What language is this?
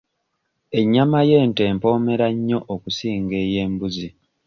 Ganda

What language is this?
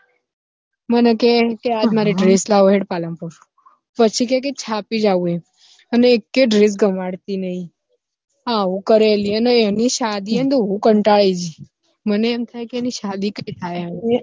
Gujarati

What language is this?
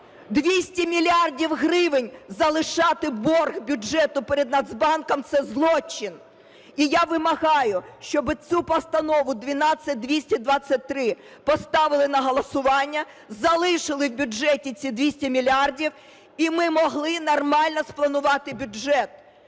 Ukrainian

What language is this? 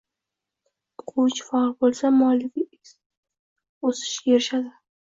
Uzbek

